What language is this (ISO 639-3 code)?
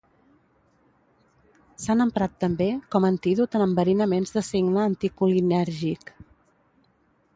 cat